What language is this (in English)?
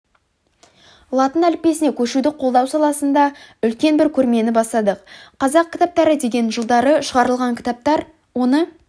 Kazakh